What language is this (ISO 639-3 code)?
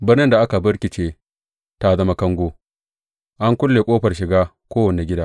hau